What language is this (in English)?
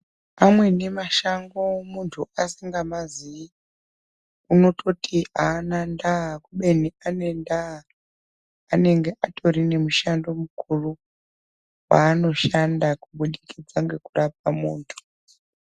Ndau